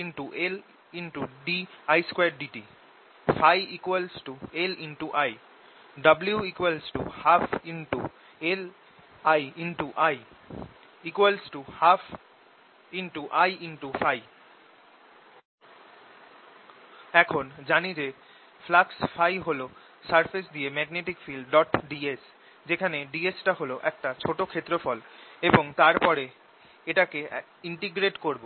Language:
Bangla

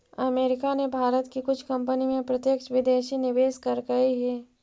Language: Magahi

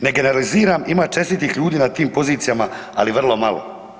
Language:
Croatian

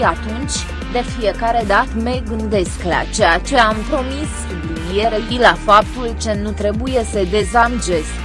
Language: Romanian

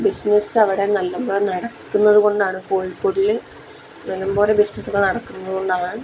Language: Malayalam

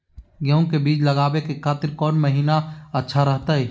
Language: Magahi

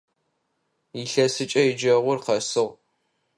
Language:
Adyghe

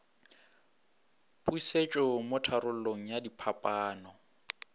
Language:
Northern Sotho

